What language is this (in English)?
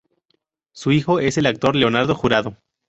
Spanish